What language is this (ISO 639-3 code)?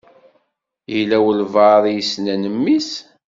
kab